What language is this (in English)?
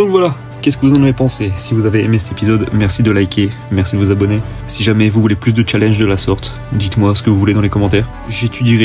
French